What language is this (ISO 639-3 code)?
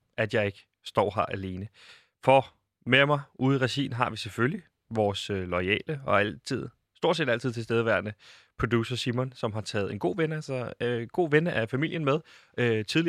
dan